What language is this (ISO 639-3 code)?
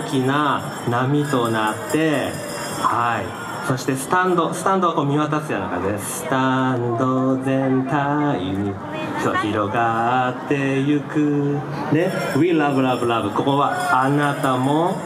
jpn